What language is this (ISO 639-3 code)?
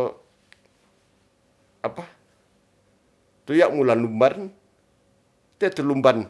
rth